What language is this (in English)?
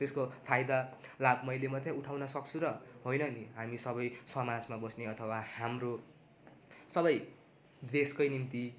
Nepali